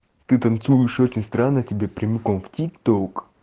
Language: Russian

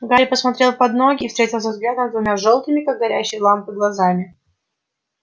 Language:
Russian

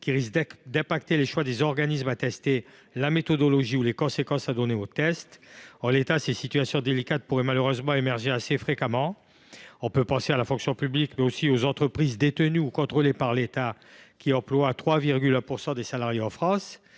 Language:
French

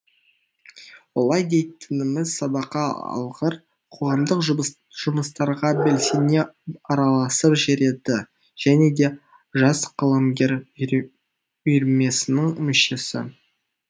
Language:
Kazakh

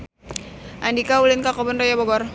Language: Sundanese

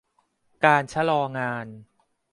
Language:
Thai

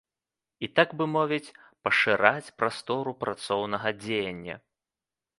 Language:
Belarusian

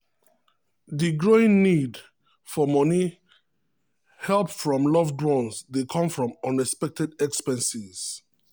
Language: Nigerian Pidgin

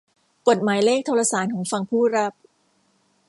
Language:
Thai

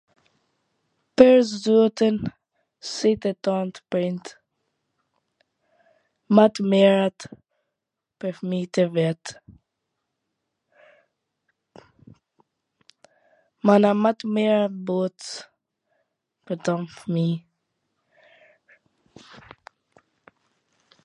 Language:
Gheg Albanian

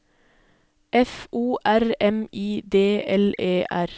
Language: Norwegian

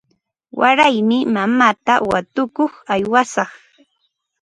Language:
Ambo-Pasco Quechua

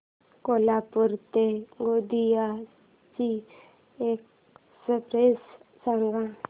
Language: Marathi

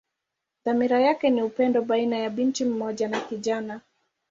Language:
Swahili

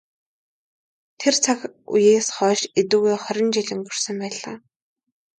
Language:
Mongolian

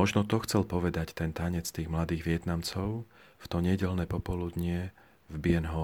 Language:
Slovak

